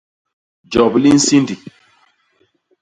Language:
Basaa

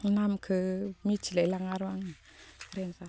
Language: Bodo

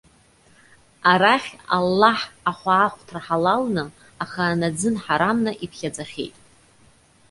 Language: Abkhazian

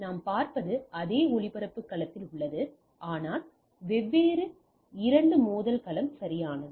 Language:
Tamil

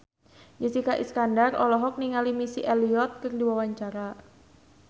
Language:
Sundanese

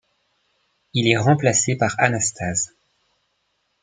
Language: French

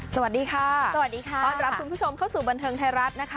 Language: Thai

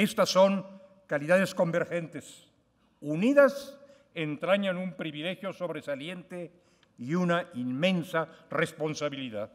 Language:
Spanish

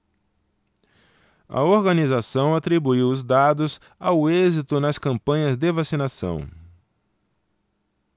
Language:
Portuguese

